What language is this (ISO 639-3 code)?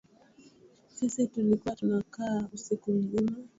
swa